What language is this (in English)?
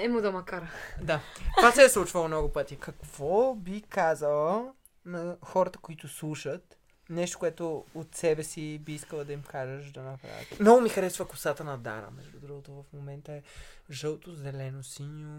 Bulgarian